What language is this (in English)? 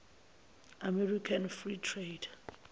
Zulu